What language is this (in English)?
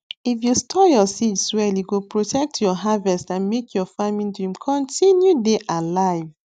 Nigerian Pidgin